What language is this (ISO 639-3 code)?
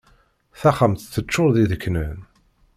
kab